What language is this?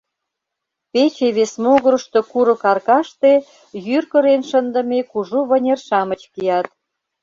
Mari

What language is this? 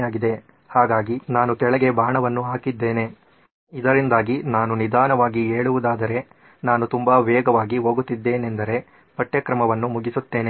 Kannada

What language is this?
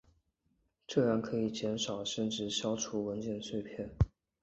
Chinese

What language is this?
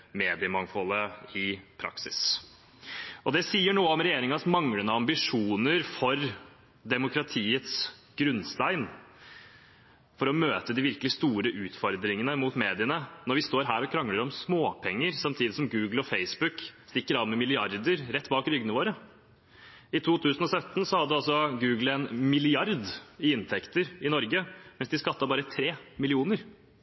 Norwegian Bokmål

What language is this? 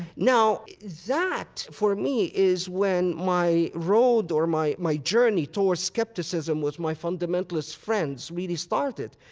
English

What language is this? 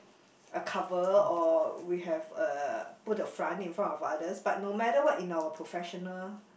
English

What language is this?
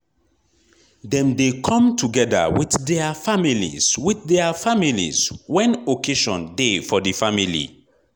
Nigerian Pidgin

